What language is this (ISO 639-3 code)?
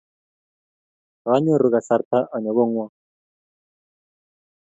kln